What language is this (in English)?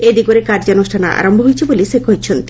Odia